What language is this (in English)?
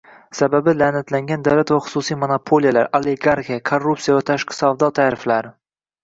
Uzbek